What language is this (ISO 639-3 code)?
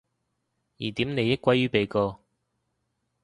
yue